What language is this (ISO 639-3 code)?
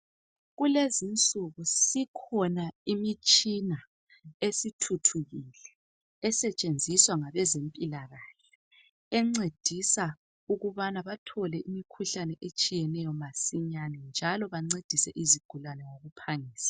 nde